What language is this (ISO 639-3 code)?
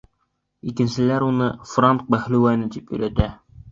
bak